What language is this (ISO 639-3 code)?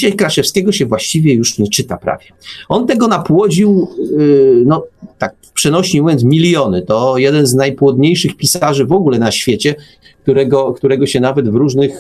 pol